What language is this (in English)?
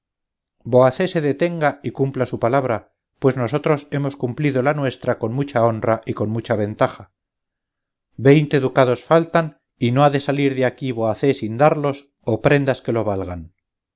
Spanish